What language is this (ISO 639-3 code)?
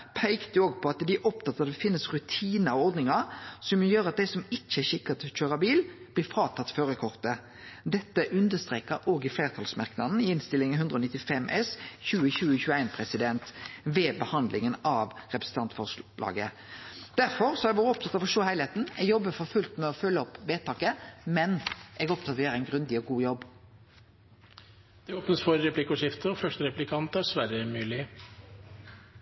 nor